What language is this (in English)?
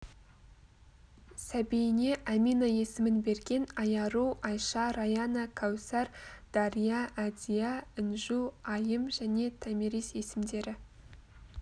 Kazakh